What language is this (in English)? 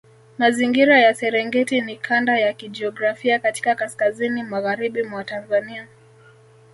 Swahili